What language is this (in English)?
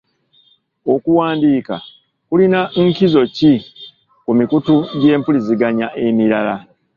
Ganda